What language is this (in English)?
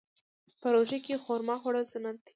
Pashto